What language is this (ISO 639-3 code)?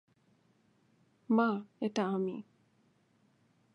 ben